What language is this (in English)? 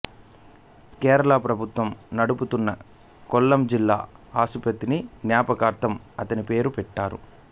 Telugu